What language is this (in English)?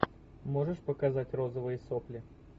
Russian